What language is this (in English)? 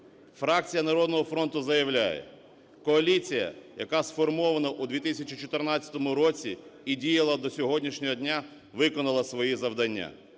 Ukrainian